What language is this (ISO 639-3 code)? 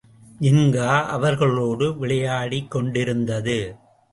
tam